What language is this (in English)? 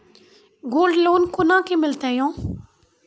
Maithili